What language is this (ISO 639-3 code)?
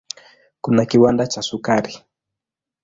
swa